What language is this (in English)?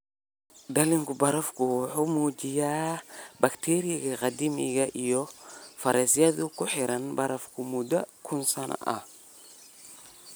Somali